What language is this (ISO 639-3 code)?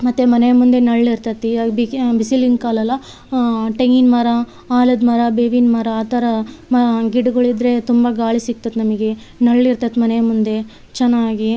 kan